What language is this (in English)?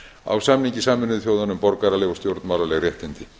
Icelandic